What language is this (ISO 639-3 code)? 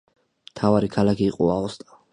kat